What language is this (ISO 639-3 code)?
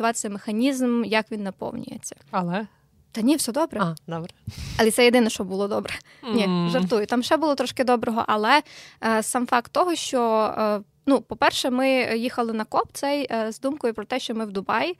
ukr